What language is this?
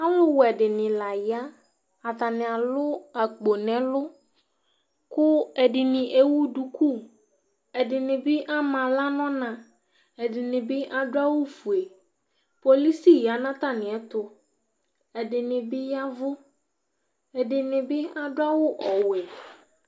Ikposo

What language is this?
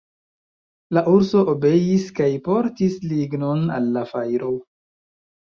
Esperanto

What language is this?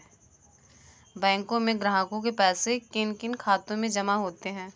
Hindi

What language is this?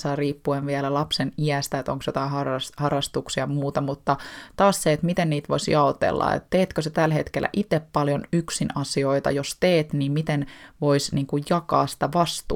Finnish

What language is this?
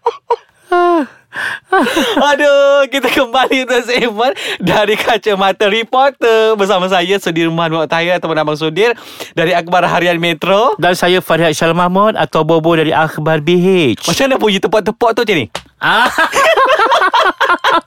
Malay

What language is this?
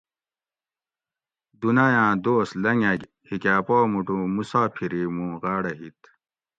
Gawri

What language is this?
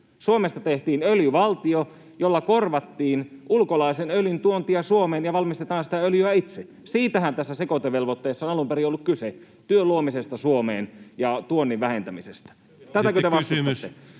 Finnish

